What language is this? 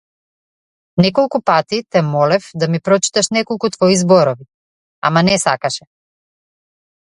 Macedonian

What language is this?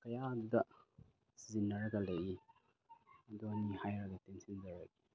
Manipuri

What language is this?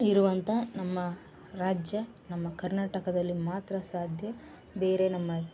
Kannada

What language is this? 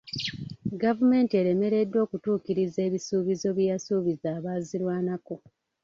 Ganda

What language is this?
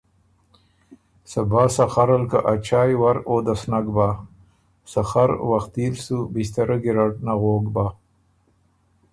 Ormuri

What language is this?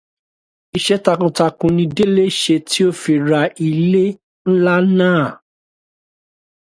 Yoruba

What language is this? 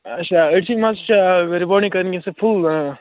Kashmiri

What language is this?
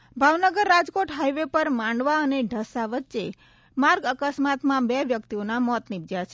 Gujarati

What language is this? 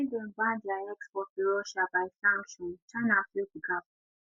Nigerian Pidgin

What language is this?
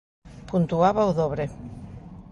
Galician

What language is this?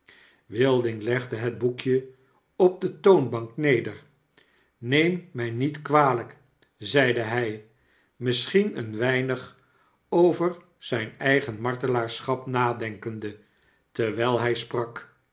Dutch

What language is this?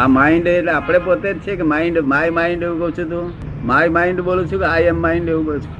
Gujarati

